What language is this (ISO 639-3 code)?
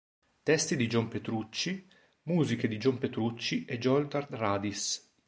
ita